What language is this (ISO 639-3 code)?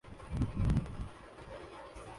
urd